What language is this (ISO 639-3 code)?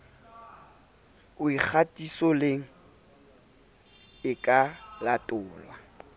sot